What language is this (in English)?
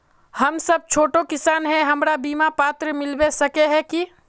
Magahi